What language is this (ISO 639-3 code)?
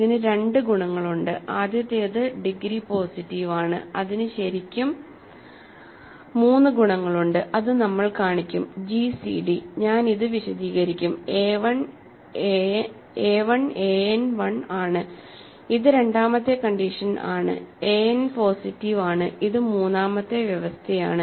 mal